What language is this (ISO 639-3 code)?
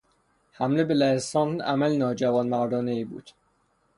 fas